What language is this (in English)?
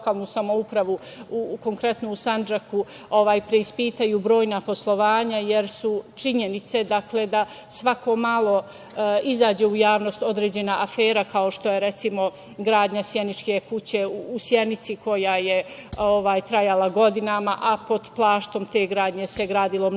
Serbian